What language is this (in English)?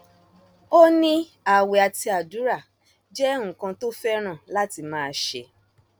Yoruba